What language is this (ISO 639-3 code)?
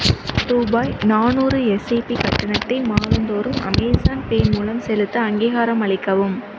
tam